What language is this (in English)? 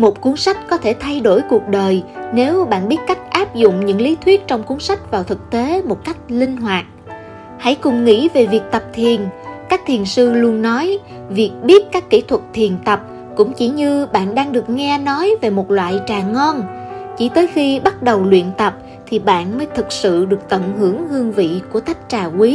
Vietnamese